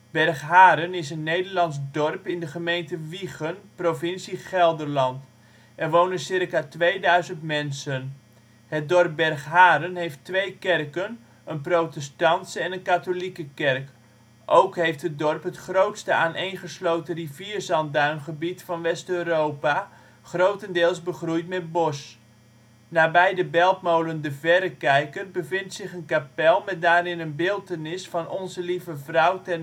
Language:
Dutch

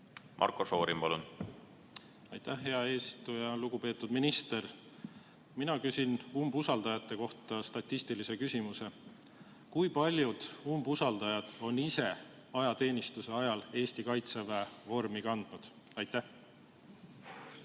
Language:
Estonian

